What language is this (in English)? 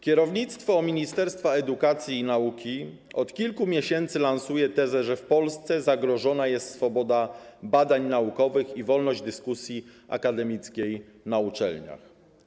Polish